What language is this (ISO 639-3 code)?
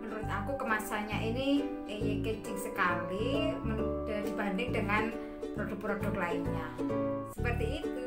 ind